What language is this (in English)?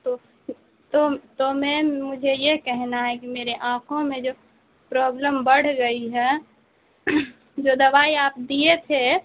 Urdu